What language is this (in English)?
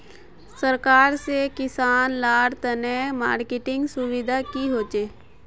Magahi